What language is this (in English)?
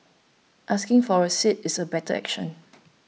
English